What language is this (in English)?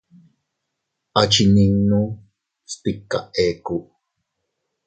Teutila Cuicatec